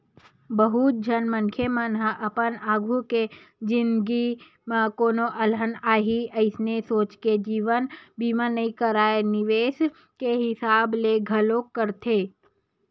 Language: Chhattisgarhi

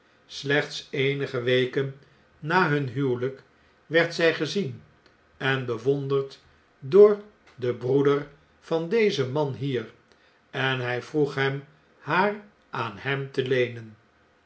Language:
Dutch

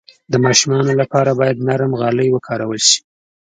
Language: Pashto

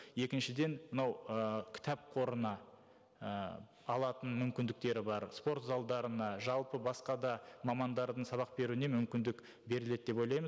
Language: Kazakh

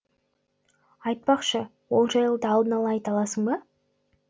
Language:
Kazakh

